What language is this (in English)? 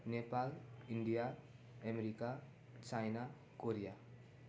Nepali